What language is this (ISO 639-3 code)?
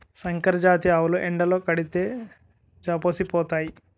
tel